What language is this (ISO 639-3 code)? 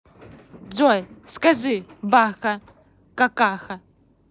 rus